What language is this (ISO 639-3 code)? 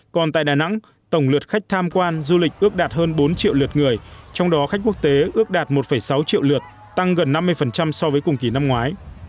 vie